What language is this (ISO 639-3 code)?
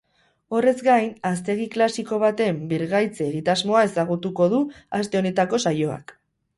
eus